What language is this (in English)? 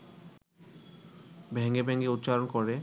Bangla